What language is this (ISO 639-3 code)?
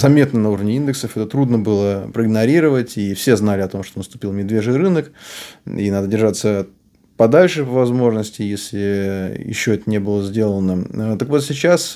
rus